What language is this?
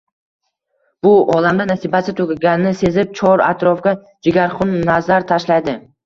Uzbek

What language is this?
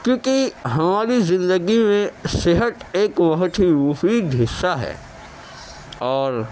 Urdu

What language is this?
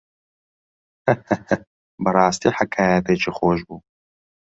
Central Kurdish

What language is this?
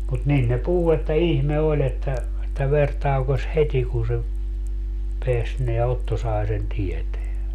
Finnish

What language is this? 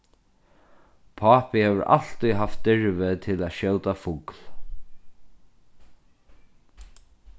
Faroese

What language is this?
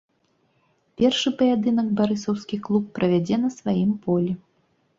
Belarusian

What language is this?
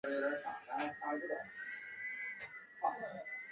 Chinese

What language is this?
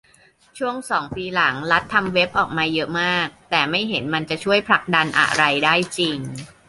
Thai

